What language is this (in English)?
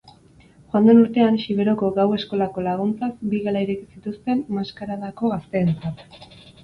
Basque